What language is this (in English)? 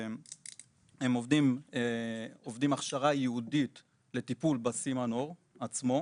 Hebrew